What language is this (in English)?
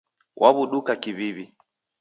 Taita